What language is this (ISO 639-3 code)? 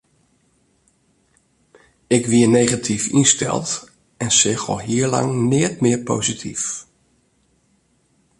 fry